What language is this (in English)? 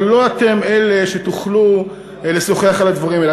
Hebrew